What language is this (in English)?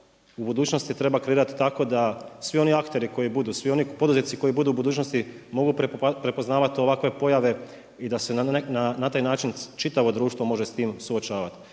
Croatian